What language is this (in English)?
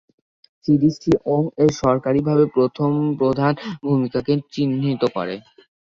Bangla